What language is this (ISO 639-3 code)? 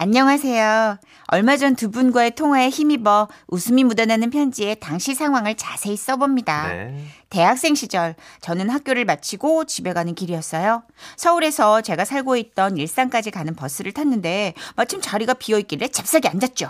kor